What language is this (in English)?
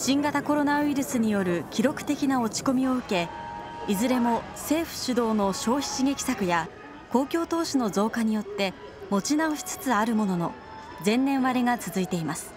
Japanese